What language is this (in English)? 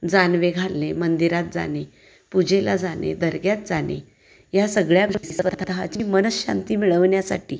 Marathi